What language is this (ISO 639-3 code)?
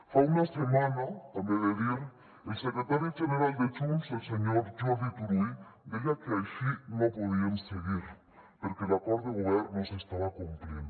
cat